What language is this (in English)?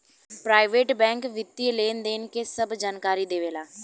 Bhojpuri